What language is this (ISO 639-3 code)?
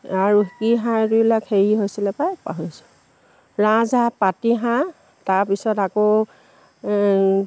asm